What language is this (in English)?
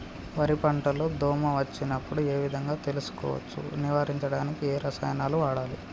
Telugu